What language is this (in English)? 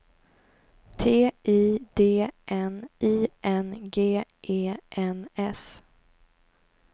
Swedish